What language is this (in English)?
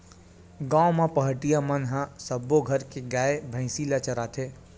Chhattisgarhi